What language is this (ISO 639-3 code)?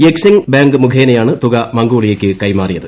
mal